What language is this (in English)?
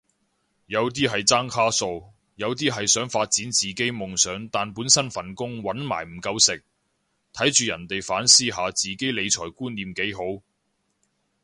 Cantonese